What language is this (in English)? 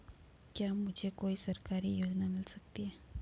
Hindi